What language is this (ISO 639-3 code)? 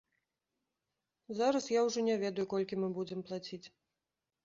bel